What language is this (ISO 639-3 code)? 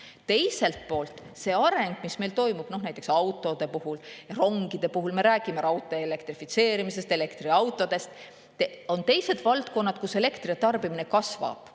est